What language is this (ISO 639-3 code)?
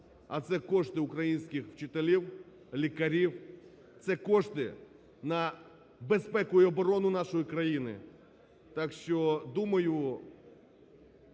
ukr